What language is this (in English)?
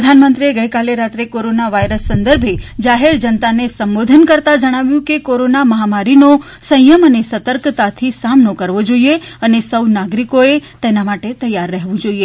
Gujarati